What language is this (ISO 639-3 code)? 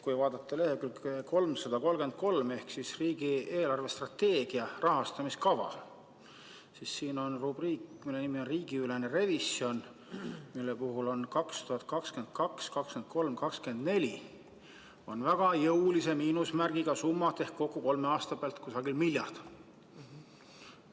est